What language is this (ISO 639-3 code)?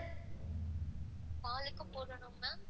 tam